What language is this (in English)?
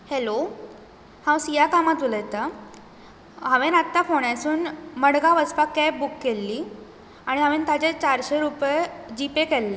Konkani